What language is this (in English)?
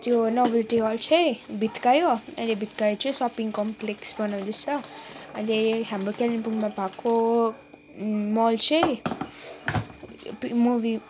Nepali